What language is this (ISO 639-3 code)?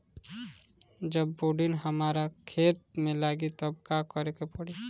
bho